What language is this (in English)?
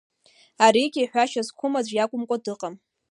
Abkhazian